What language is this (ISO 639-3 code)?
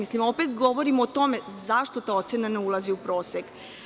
srp